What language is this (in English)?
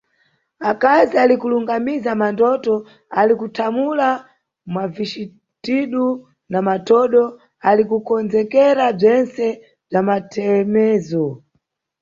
Nyungwe